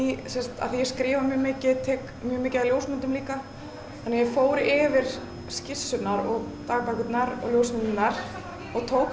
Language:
Icelandic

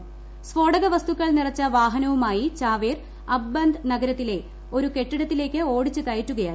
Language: Malayalam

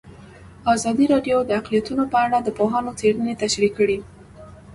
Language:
Pashto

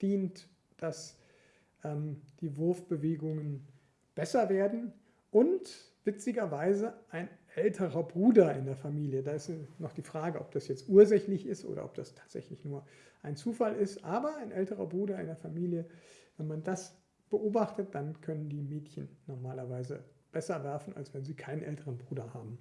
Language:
German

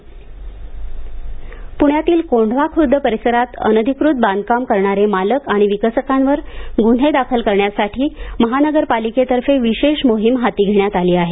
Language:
Marathi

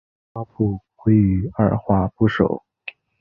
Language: Chinese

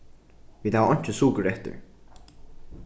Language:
Faroese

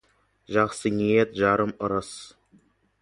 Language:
Kazakh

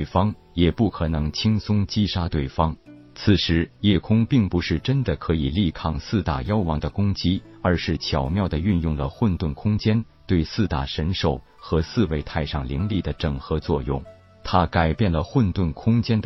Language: Chinese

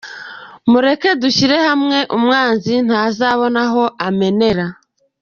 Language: Kinyarwanda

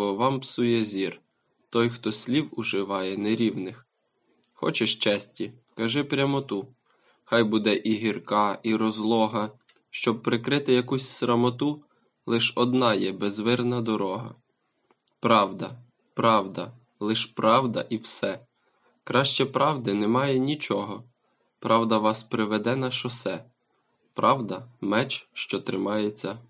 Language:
Ukrainian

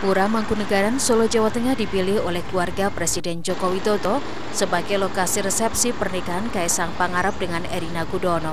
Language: Indonesian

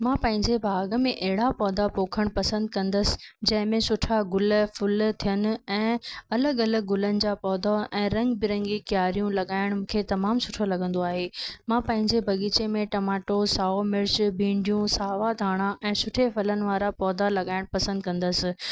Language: Sindhi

